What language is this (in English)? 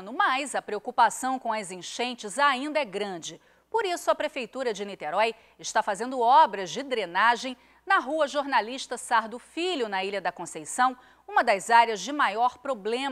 Portuguese